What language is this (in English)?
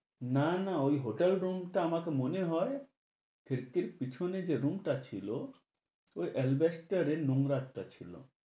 Bangla